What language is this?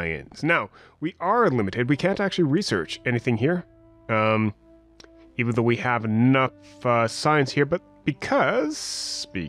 English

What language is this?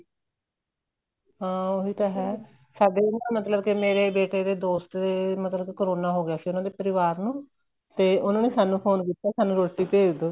Punjabi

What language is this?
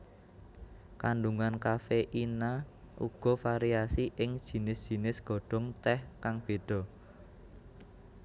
Javanese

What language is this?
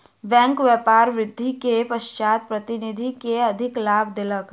Maithili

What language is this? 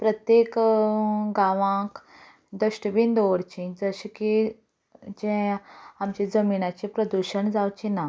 Konkani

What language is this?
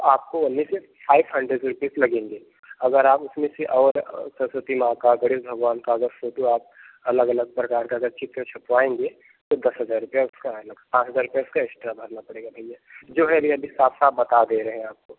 Hindi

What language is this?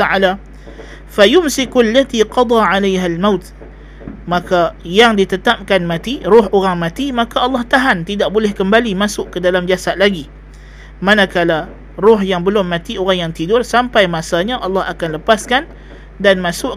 Malay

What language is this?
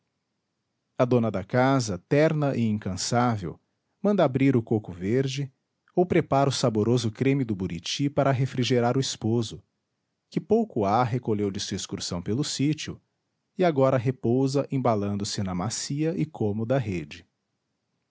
Portuguese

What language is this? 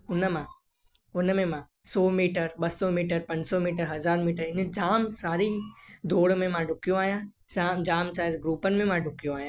Sindhi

